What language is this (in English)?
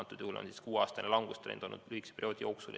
Estonian